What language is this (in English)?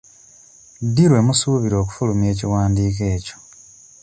Ganda